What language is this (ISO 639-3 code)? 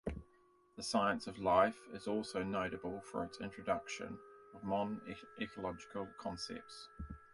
eng